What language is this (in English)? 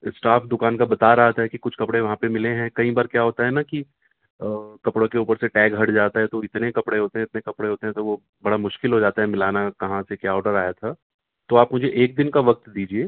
Urdu